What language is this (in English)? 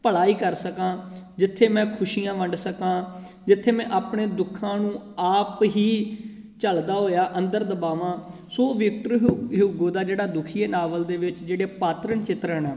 Punjabi